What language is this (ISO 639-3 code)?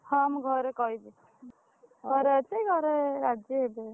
ori